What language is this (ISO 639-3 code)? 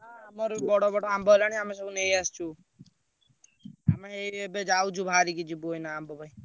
ori